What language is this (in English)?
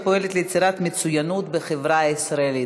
Hebrew